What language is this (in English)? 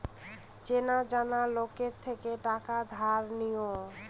Bangla